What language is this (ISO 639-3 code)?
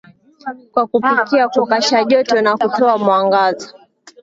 swa